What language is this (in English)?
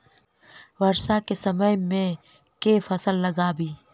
Maithili